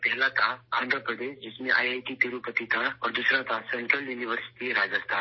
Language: Urdu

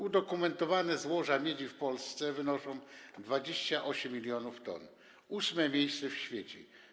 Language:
Polish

